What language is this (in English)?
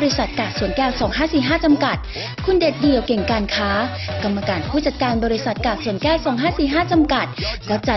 Thai